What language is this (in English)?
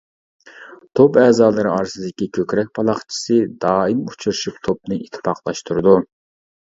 Uyghur